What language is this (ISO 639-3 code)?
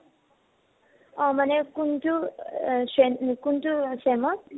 asm